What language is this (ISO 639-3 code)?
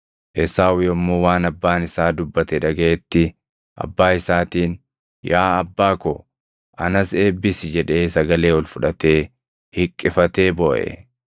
orm